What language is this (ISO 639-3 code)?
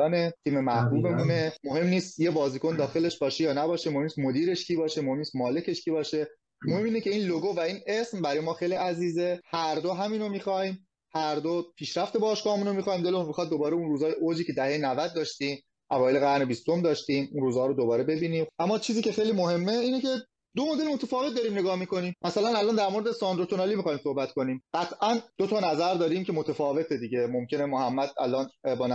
fas